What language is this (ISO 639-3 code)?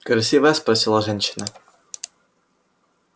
rus